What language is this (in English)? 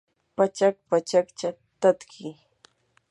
Yanahuanca Pasco Quechua